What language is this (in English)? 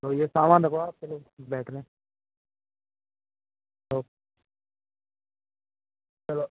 Hindi